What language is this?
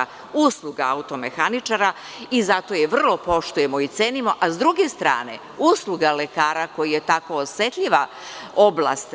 Serbian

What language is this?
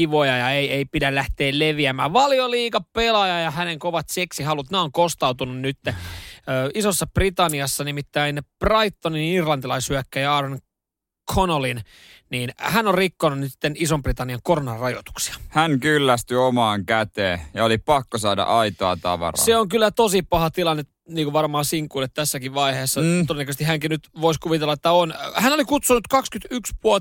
Finnish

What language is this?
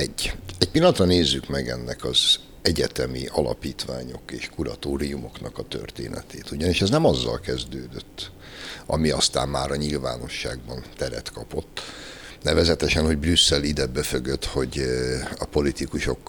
Hungarian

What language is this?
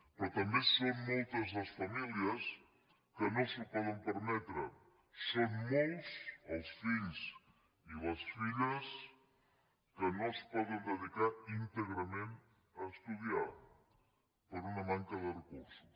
Catalan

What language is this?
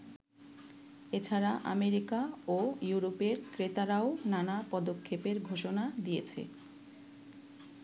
Bangla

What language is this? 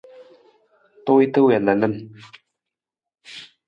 Nawdm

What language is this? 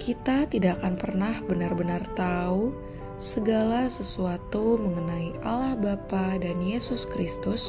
Indonesian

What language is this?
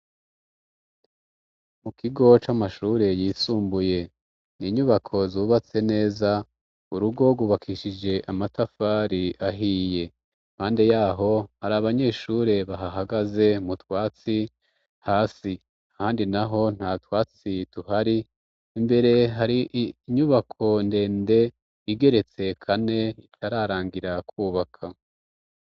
Rundi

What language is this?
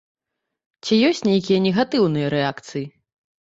Belarusian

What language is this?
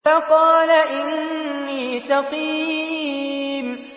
Arabic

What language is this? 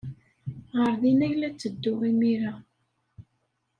Kabyle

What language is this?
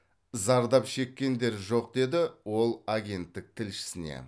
Kazakh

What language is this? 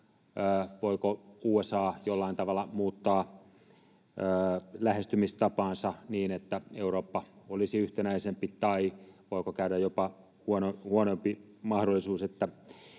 Finnish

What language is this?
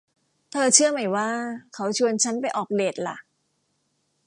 Thai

